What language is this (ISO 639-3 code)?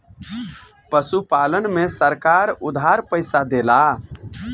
bho